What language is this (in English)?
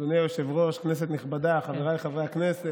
Hebrew